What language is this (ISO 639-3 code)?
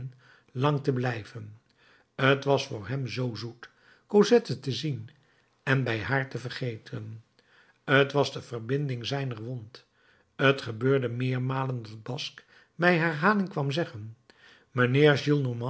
nld